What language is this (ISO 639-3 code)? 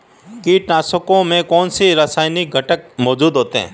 hin